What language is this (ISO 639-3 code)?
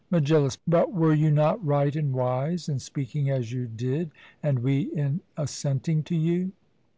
eng